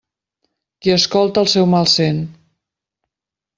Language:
Catalan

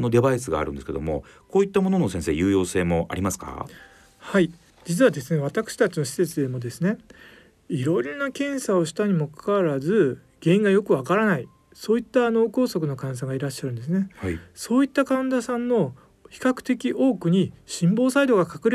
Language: Japanese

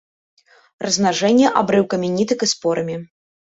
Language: Belarusian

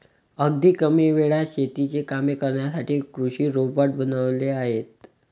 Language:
Marathi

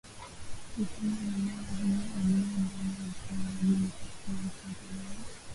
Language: Swahili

